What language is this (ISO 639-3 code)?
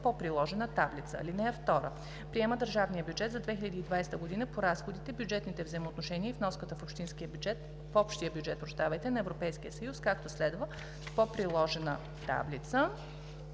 bul